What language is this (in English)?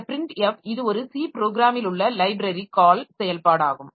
Tamil